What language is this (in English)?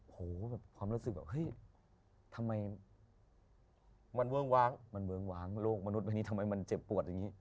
Thai